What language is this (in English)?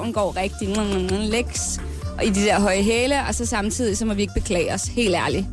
Danish